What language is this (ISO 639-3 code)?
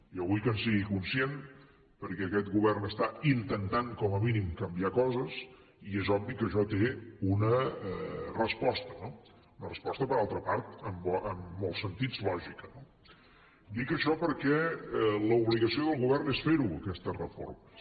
cat